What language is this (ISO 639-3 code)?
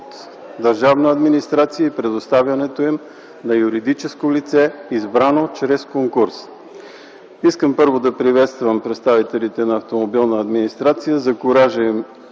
bul